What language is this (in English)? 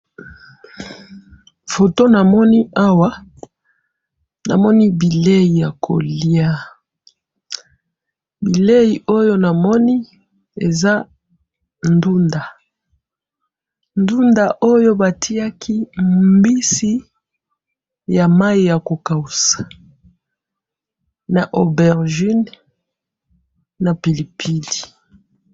Lingala